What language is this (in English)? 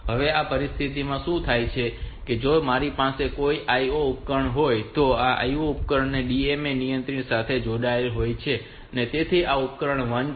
Gujarati